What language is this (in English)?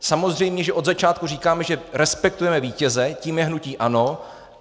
Czech